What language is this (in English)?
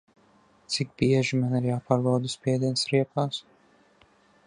Latvian